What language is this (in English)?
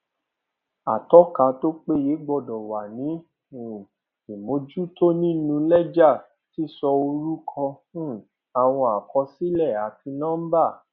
Yoruba